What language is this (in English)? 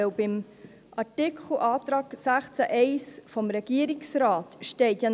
Swiss German